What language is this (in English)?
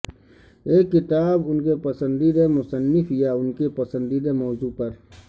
Urdu